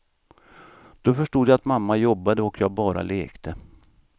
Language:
Swedish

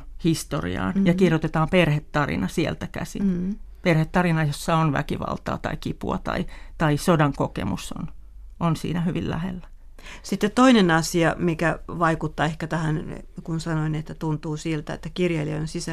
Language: Finnish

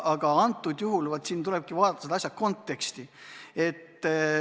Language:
Estonian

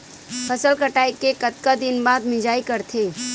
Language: Chhattisgarhi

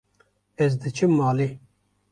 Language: Kurdish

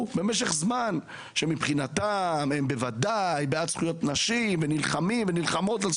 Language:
Hebrew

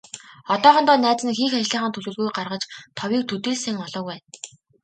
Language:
Mongolian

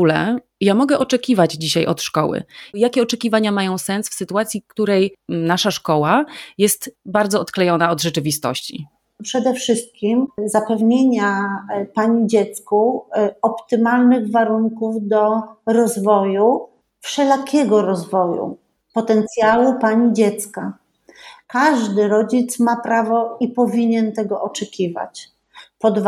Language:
Polish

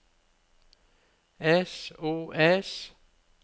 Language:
Norwegian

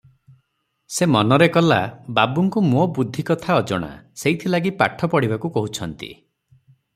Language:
Odia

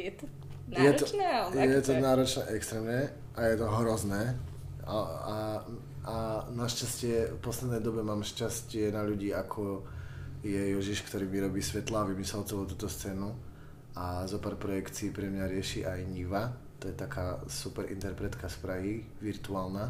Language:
Slovak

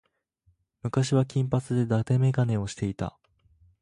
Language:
Japanese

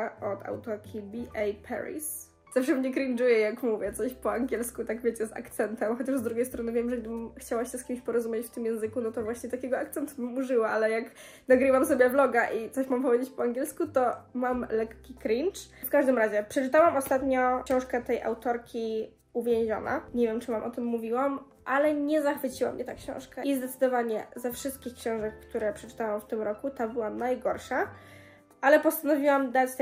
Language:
Polish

